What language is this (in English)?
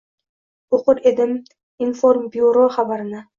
Uzbek